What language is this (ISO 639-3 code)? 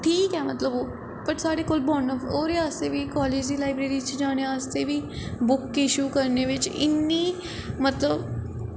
doi